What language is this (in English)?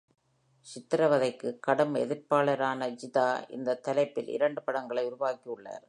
Tamil